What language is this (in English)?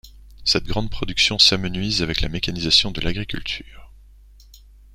French